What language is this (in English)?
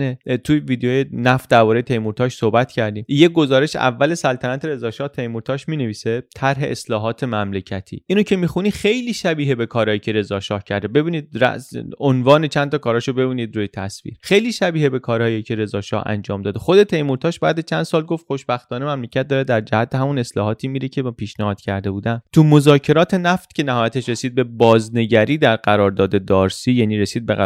Persian